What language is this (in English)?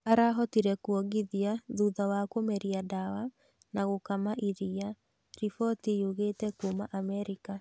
Kikuyu